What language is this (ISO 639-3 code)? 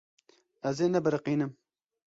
kur